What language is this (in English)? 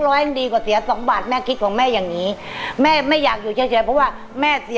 Thai